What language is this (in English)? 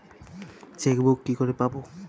Bangla